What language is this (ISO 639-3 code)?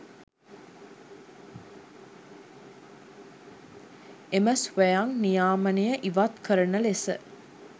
sin